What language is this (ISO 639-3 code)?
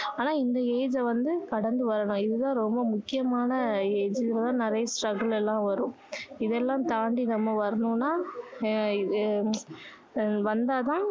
tam